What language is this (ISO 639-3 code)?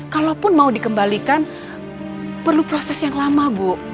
ind